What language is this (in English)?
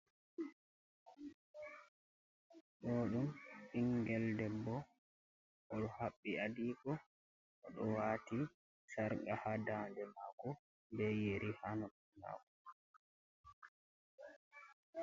Fula